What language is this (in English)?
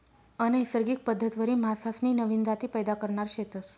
Marathi